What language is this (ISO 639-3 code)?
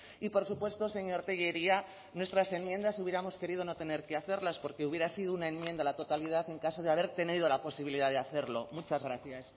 spa